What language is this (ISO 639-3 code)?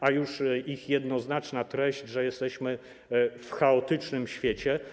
pol